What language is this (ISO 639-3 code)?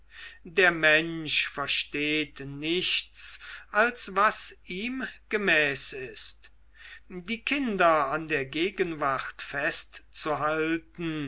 deu